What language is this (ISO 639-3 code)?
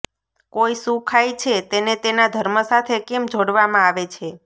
guj